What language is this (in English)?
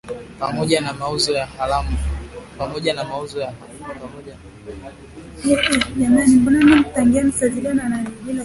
Swahili